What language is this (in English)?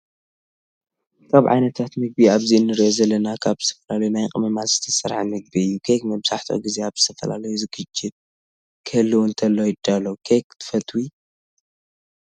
Tigrinya